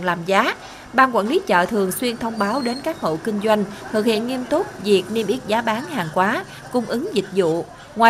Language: Vietnamese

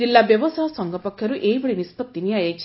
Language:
Odia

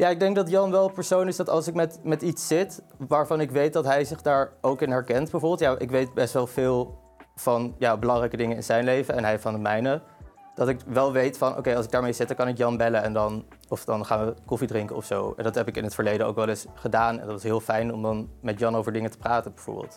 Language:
Dutch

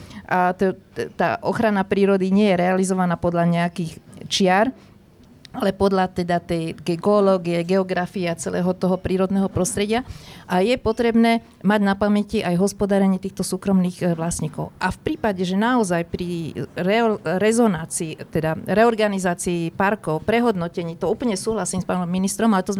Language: Slovak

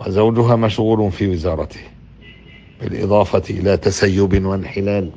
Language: Arabic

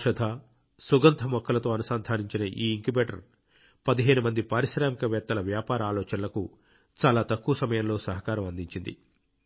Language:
Telugu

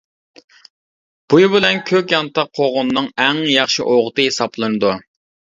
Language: Uyghur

